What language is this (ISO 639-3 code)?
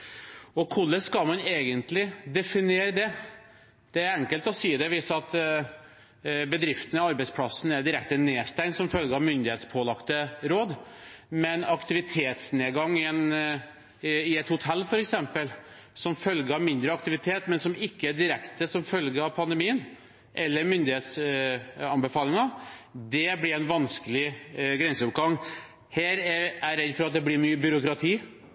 nob